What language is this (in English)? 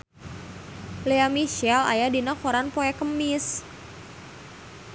Sundanese